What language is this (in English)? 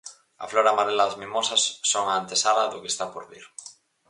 Galician